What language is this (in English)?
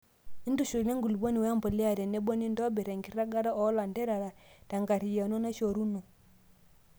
Masai